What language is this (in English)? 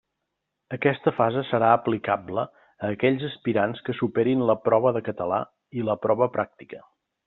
Catalan